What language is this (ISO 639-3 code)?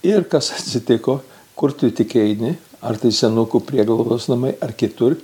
lit